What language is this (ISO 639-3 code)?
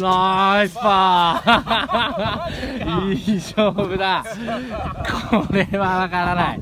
jpn